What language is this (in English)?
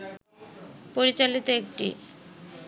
Bangla